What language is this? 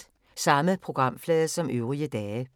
Danish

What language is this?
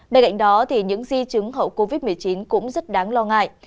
Vietnamese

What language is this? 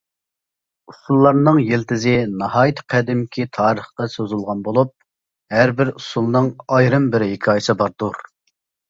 Uyghur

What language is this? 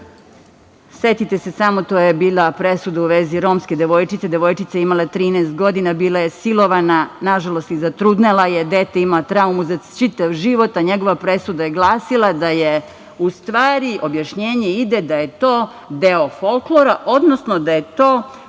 Serbian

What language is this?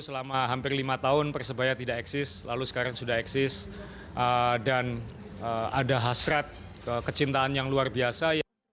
Indonesian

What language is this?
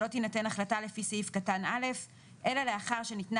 Hebrew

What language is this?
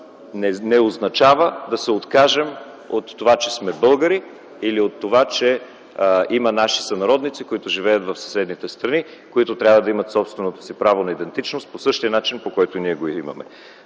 Bulgarian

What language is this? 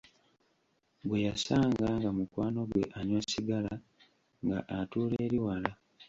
Ganda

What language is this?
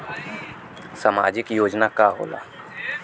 Bhojpuri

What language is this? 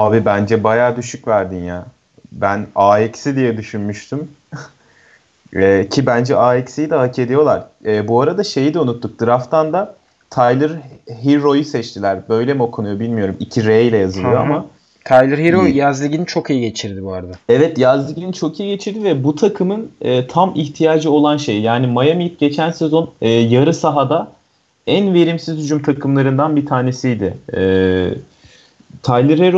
Turkish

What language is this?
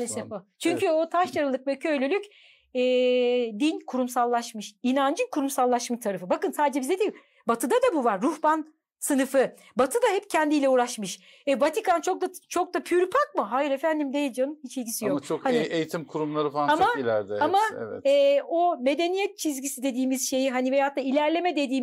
Turkish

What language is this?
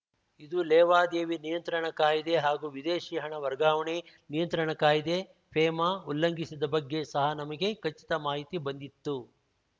Kannada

